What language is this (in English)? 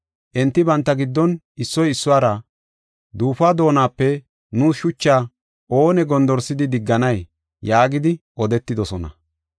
Gofa